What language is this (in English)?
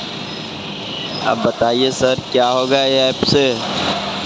Maithili